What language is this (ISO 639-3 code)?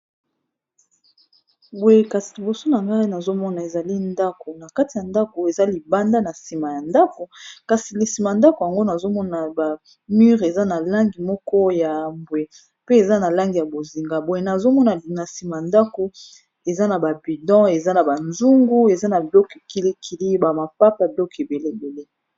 lin